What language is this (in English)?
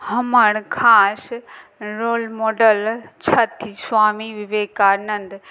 Maithili